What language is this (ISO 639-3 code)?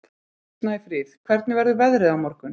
isl